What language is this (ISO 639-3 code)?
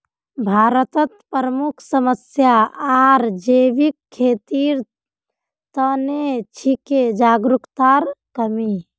mag